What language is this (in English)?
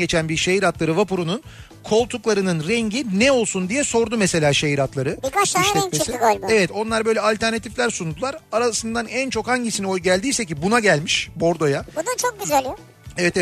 Turkish